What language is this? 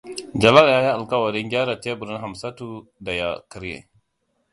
Hausa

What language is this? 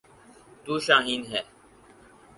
Urdu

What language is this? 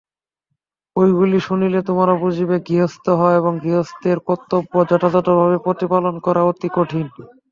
Bangla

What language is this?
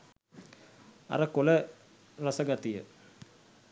Sinhala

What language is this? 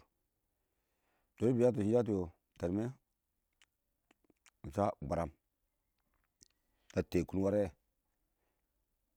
Awak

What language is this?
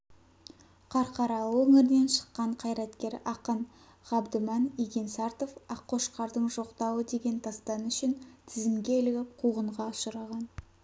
Kazakh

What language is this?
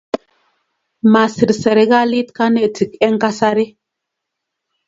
Kalenjin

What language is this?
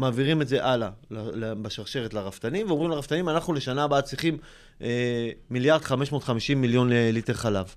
Hebrew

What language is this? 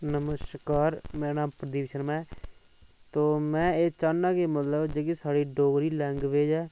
Dogri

